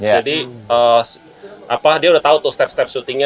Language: Indonesian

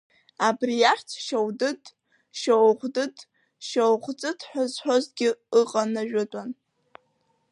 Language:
Abkhazian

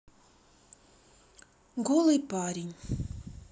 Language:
Russian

